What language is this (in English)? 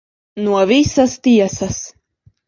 Latvian